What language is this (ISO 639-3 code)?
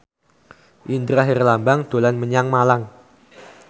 jav